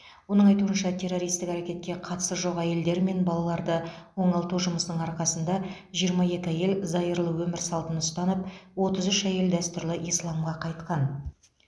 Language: Kazakh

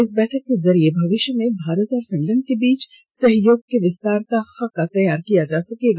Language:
Hindi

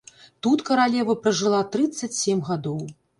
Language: Belarusian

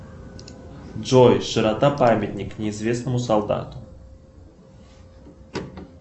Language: Russian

